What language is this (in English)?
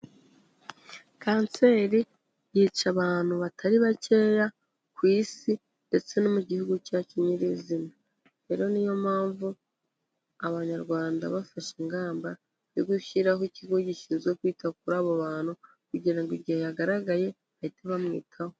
Kinyarwanda